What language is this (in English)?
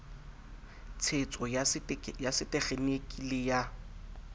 Southern Sotho